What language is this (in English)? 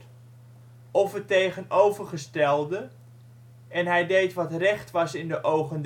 Dutch